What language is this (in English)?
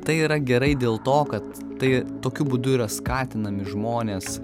Lithuanian